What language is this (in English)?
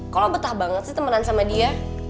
Indonesian